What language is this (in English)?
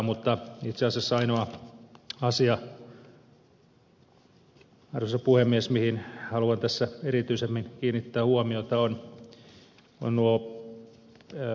Finnish